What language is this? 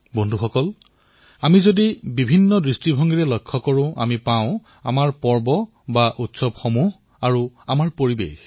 Assamese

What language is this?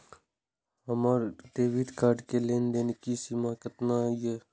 Maithili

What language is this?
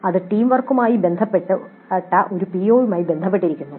Malayalam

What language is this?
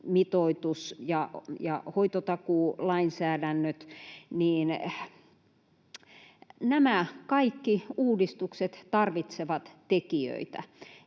Finnish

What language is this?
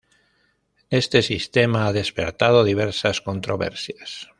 Spanish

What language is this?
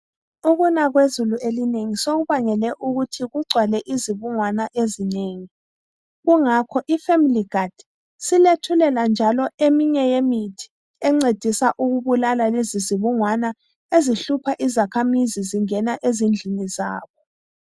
North Ndebele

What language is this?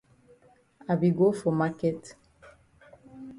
Cameroon Pidgin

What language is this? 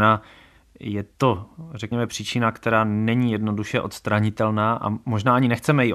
Czech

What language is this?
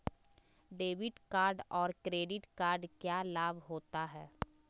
Magahi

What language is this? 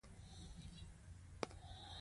Pashto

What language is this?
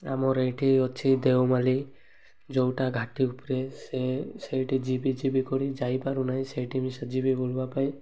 Odia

